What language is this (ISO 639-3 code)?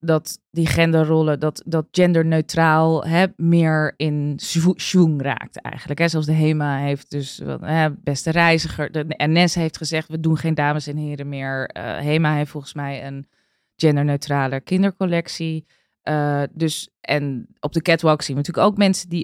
nld